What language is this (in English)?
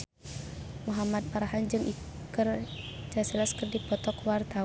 Sundanese